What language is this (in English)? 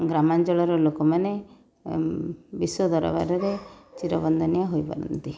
Odia